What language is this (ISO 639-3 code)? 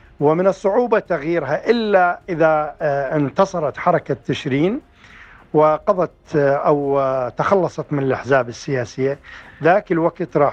ara